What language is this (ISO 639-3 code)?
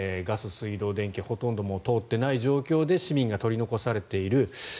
jpn